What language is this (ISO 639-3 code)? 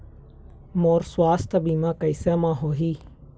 hne